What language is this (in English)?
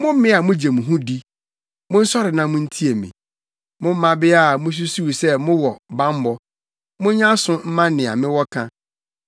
Akan